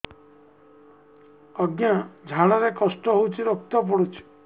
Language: Odia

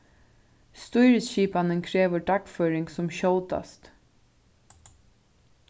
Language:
Faroese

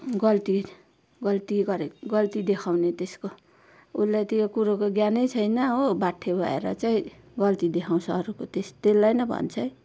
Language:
Nepali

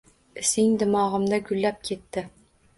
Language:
Uzbek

